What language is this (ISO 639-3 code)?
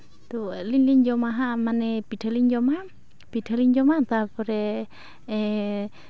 sat